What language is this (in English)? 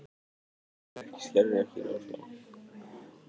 Icelandic